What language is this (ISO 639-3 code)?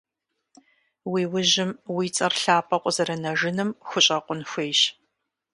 kbd